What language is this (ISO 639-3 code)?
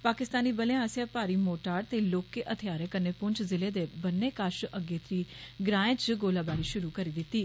doi